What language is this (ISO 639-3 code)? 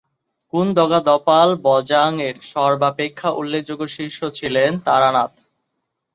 ben